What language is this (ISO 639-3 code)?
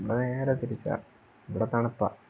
mal